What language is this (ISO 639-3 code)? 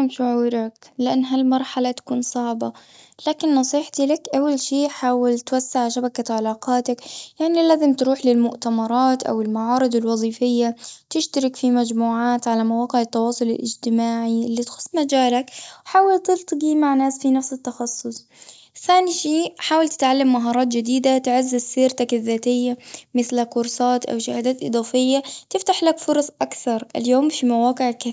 afb